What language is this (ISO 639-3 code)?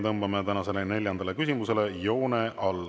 est